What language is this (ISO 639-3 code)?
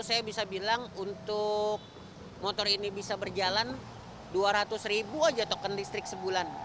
ind